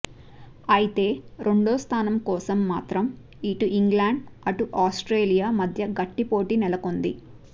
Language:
Telugu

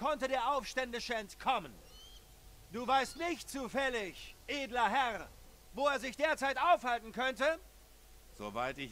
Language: German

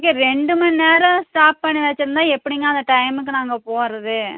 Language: Tamil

